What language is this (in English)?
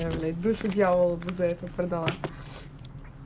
Russian